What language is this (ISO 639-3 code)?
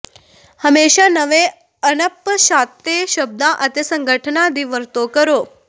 pan